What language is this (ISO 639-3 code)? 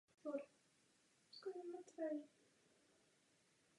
ces